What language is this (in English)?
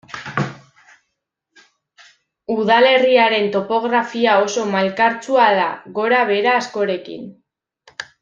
Basque